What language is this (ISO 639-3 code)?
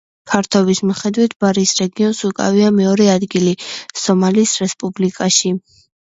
kat